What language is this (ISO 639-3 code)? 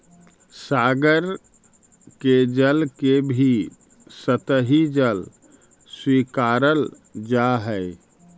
mag